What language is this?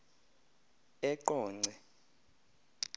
Xhosa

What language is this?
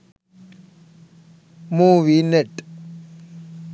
Sinhala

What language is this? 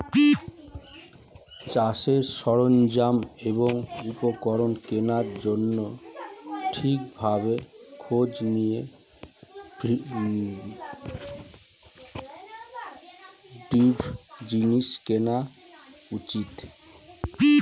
Bangla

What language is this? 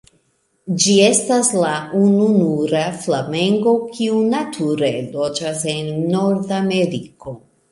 Esperanto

